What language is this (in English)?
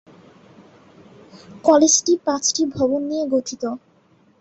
Bangla